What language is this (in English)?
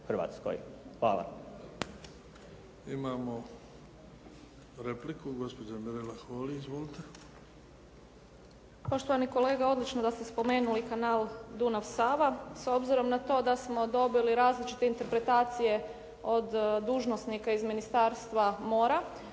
Croatian